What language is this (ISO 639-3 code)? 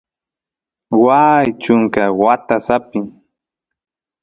qus